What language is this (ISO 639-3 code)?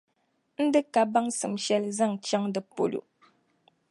dag